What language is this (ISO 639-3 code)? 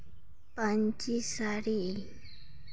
sat